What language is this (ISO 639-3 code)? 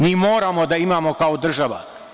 srp